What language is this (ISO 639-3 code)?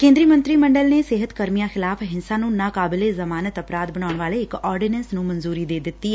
pan